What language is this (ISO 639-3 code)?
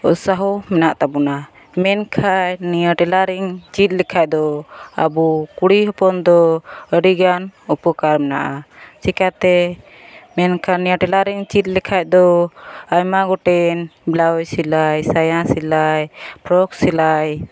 sat